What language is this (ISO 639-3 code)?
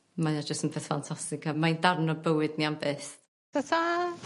cym